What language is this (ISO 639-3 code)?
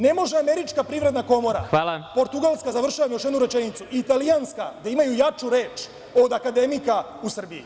srp